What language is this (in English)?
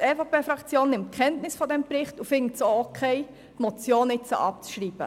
Swiss German